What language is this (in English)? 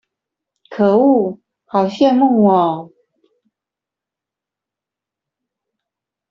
Chinese